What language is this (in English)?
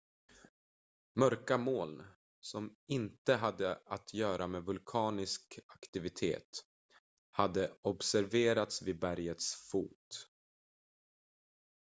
Swedish